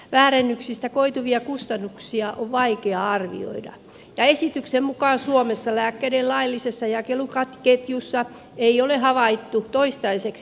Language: Finnish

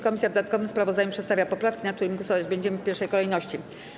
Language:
Polish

